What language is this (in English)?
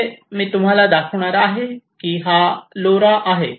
Marathi